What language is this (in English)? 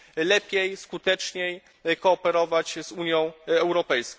Polish